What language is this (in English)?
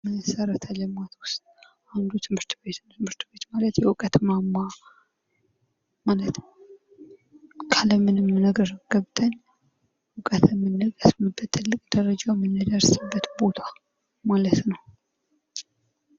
Amharic